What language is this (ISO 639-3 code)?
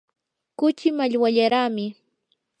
qur